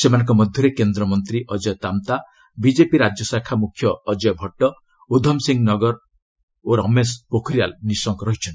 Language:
Odia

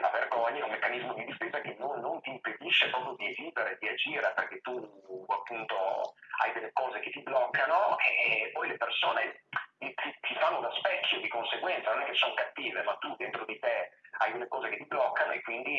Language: Italian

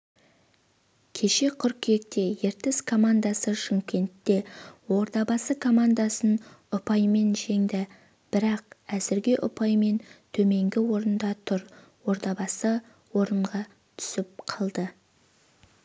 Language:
Kazakh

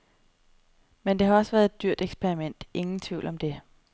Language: Danish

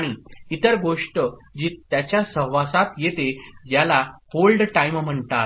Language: Marathi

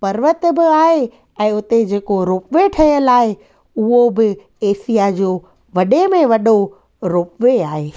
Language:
Sindhi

